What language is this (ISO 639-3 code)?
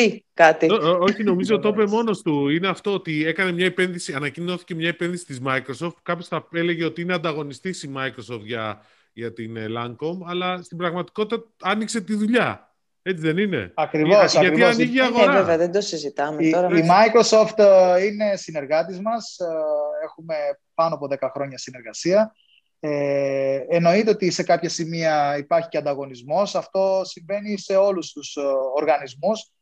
ell